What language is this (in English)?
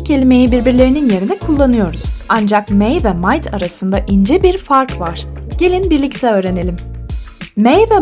Turkish